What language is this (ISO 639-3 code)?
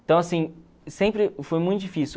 por